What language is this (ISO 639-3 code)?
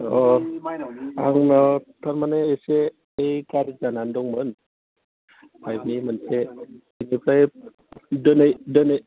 brx